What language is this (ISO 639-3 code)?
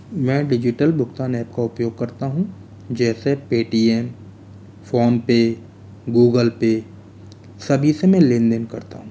hin